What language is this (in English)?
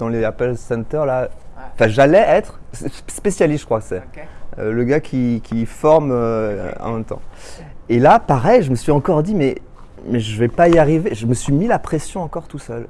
French